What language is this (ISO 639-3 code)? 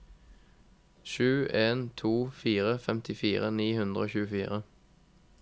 nor